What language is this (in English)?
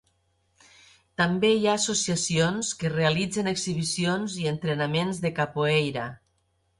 Catalan